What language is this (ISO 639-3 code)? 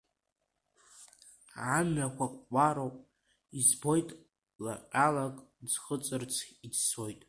abk